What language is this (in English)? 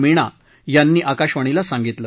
Marathi